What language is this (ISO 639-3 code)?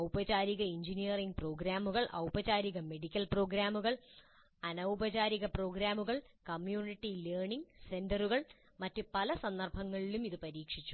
mal